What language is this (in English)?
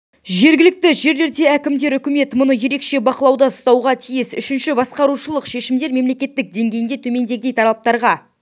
Kazakh